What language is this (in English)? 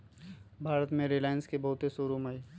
Magahi